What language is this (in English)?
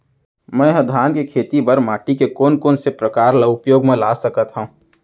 Chhattisgarhi